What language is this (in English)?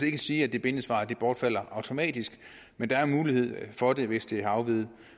Danish